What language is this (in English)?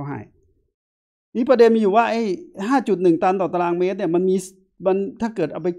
Thai